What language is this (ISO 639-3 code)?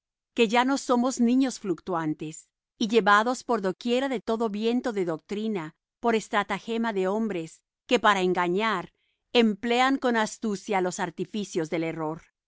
spa